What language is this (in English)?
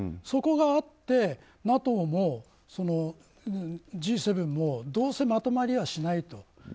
Japanese